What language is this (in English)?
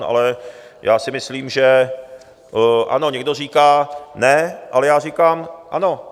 Czech